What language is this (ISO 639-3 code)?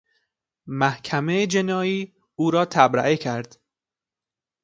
fas